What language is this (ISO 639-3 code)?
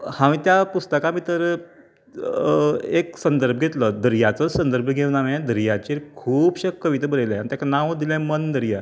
kok